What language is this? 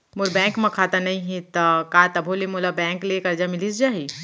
Chhattisgarhi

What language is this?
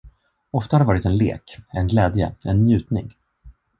Swedish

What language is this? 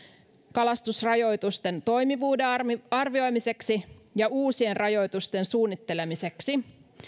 Finnish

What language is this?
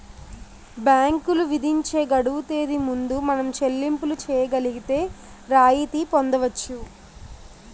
Telugu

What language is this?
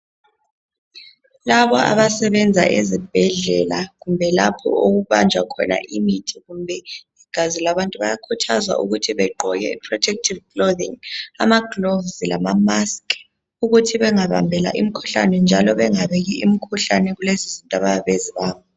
North Ndebele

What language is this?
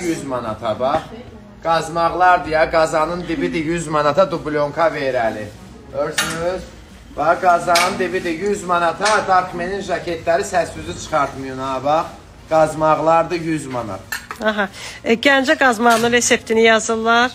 Turkish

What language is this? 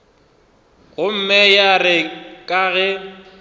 Northern Sotho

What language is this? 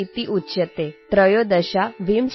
Assamese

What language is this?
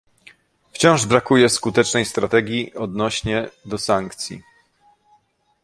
Polish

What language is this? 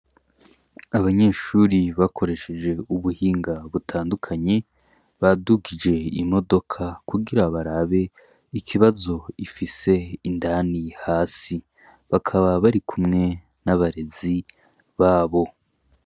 Rundi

